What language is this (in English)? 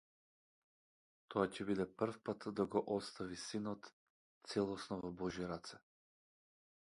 Macedonian